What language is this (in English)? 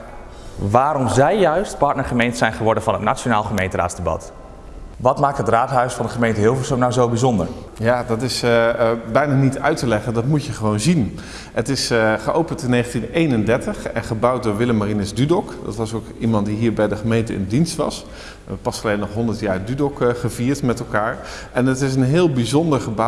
Dutch